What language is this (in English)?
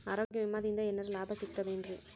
Kannada